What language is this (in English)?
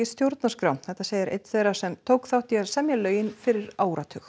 Icelandic